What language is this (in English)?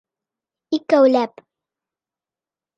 Bashkir